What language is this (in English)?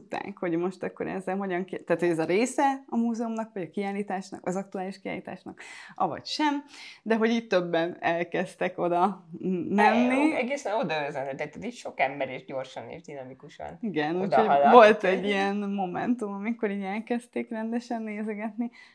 Hungarian